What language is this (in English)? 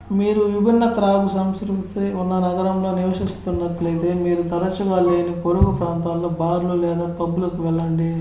Telugu